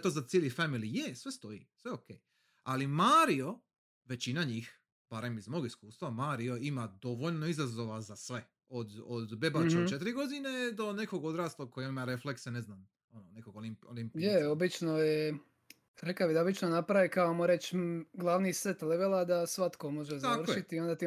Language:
Croatian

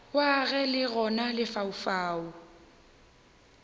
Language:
Northern Sotho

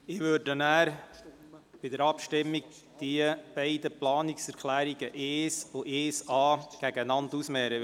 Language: Swiss German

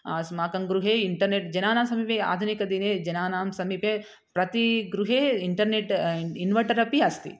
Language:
Sanskrit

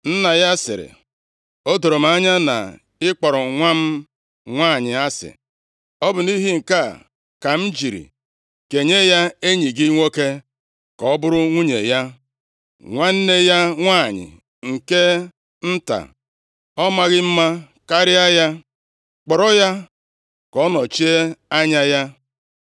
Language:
Igbo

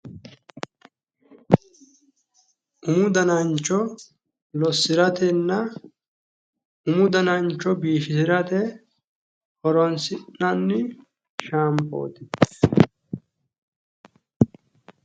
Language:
Sidamo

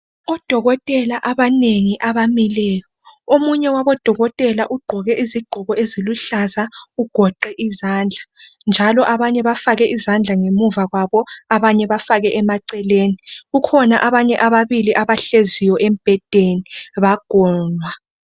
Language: North Ndebele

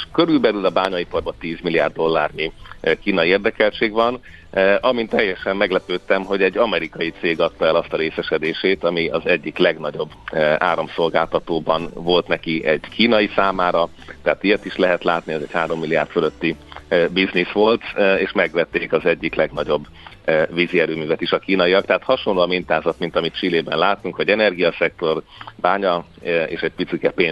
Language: Hungarian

